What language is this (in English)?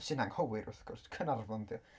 Welsh